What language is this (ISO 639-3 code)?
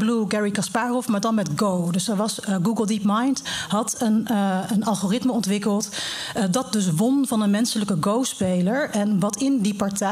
nld